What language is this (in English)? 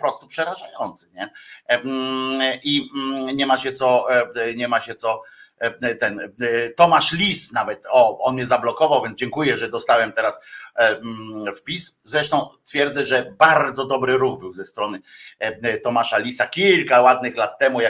Polish